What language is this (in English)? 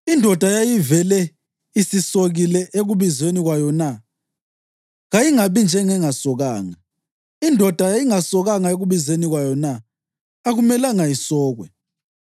North Ndebele